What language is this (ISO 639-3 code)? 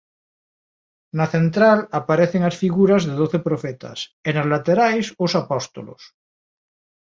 glg